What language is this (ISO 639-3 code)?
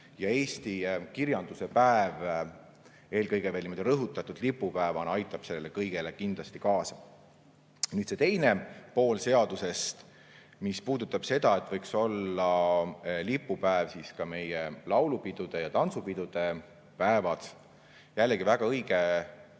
est